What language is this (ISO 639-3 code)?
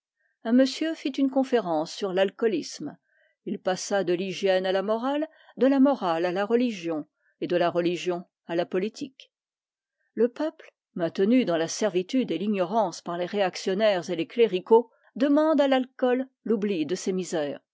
fra